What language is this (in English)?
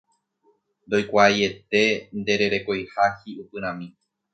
Guarani